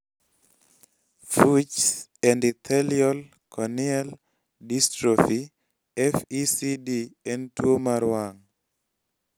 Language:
Luo (Kenya and Tanzania)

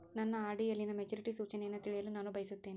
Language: Kannada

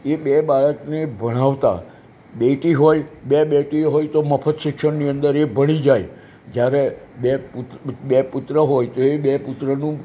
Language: Gujarati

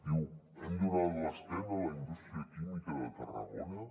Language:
Catalan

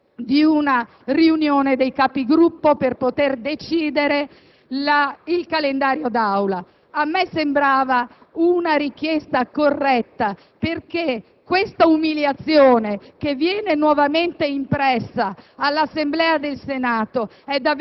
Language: Italian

